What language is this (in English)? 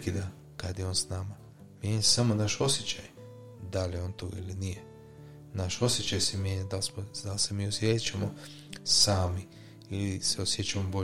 Croatian